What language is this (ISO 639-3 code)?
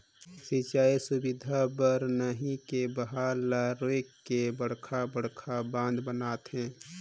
hne